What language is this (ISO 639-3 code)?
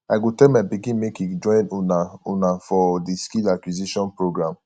pcm